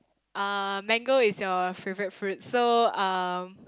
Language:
English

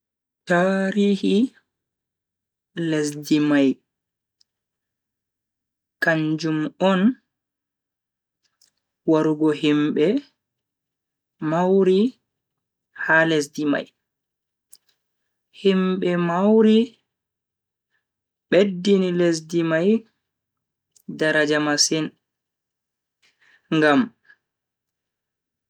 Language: Bagirmi Fulfulde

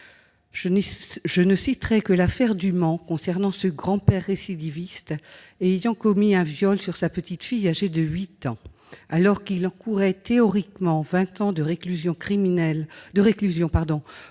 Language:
French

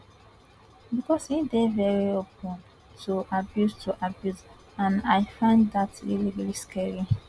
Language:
Nigerian Pidgin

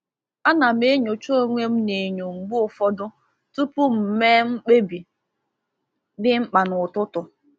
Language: Igbo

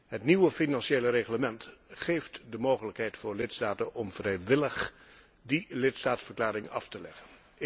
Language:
Dutch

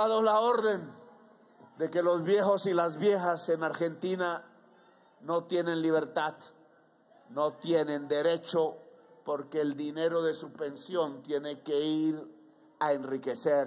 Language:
Spanish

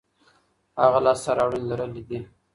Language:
Pashto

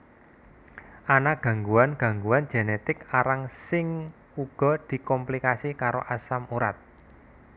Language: Javanese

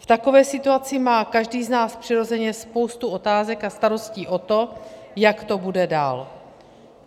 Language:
Czech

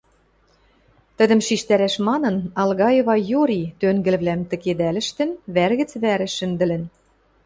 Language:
Western Mari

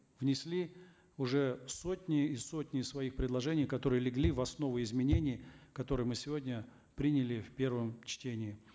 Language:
Kazakh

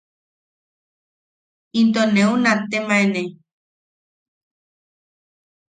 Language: Yaqui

